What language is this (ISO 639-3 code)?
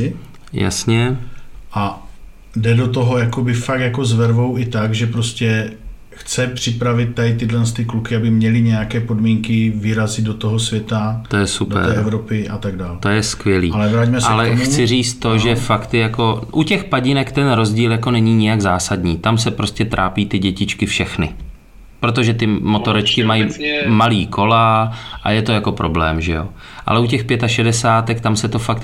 ces